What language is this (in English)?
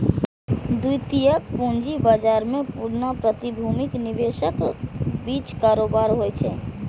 Maithili